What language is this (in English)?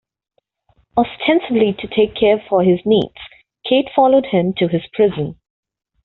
English